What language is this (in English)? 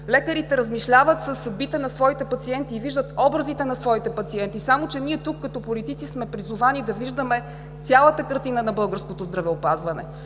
Bulgarian